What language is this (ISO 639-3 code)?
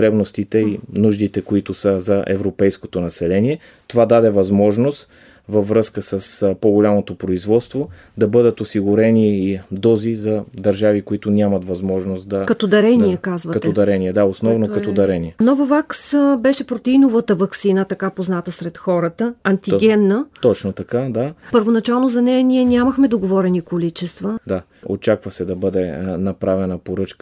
bul